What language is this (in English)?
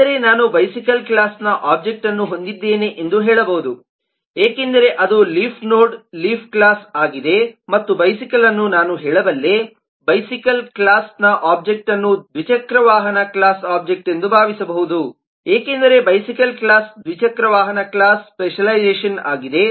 Kannada